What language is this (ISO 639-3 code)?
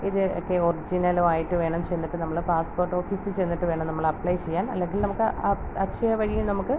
mal